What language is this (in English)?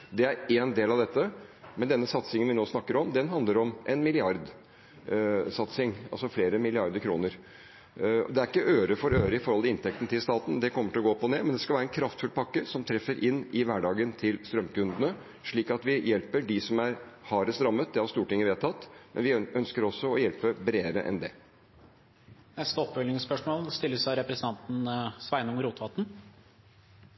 Norwegian